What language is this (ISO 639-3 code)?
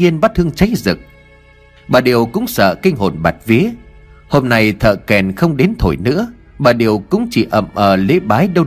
vie